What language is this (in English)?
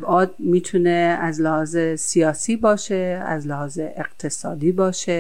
Persian